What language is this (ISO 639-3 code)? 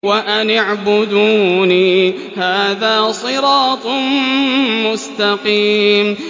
ara